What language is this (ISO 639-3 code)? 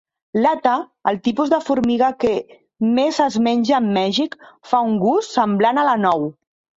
cat